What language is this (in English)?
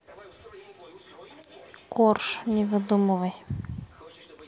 Russian